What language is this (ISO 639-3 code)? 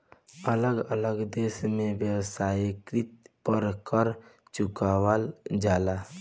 bho